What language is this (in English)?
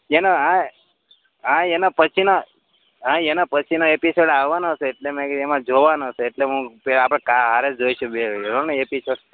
Gujarati